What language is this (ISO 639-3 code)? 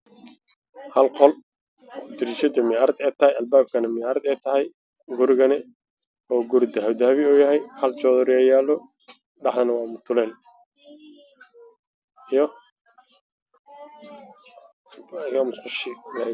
som